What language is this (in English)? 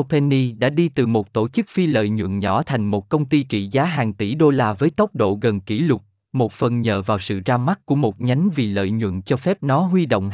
Vietnamese